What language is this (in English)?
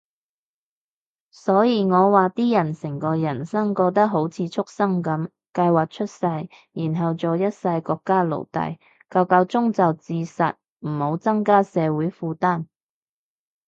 Cantonese